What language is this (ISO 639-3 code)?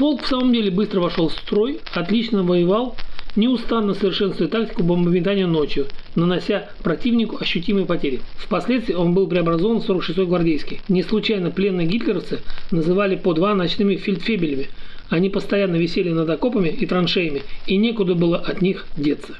rus